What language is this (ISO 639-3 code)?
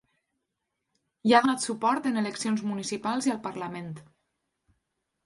cat